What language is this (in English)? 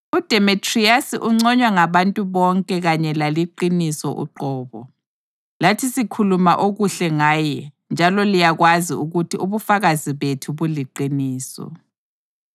North Ndebele